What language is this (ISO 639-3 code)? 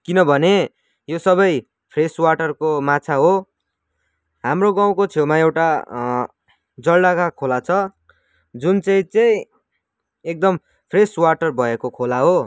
nep